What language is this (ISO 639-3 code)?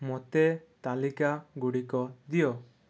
ori